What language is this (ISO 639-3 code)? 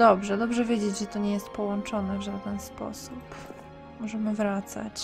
pol